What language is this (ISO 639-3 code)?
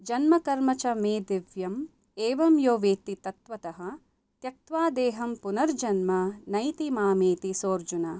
san